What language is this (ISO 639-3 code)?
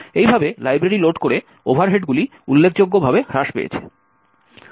ben